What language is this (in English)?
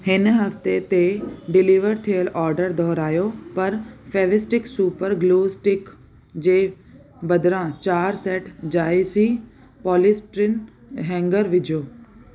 Sindhi